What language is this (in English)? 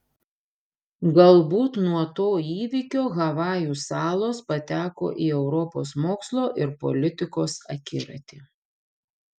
Lithuanian